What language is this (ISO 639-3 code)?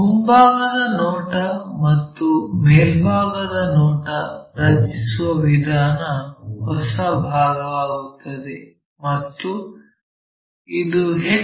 kan